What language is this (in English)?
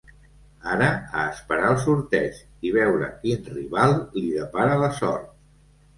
Catalan